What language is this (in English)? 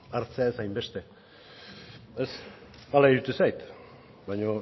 Basque